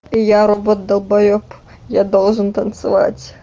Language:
Russian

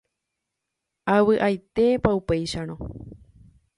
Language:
Guarani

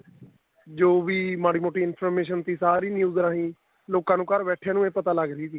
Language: Punjabi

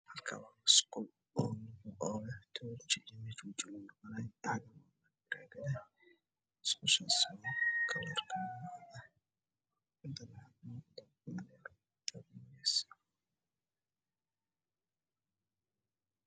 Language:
Somali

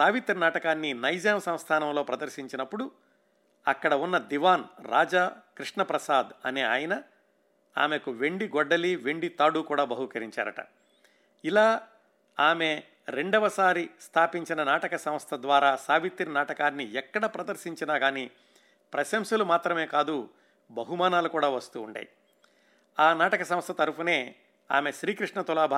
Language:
Telugu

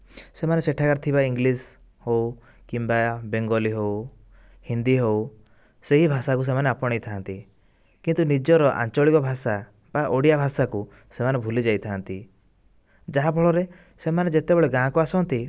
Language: Odia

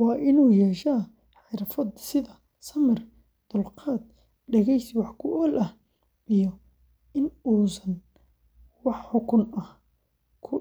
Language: Somali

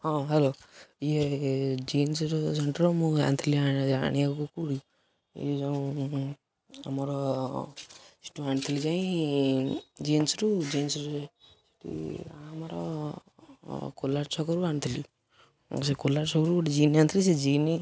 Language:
Odia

